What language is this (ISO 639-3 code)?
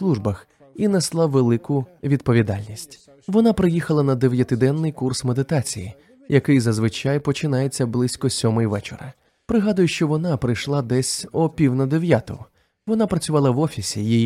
ukr